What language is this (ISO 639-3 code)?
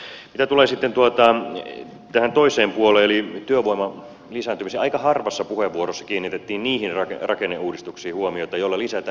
fin